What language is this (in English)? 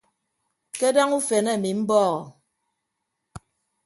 Ibibio